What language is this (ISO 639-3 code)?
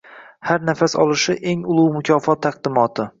uzb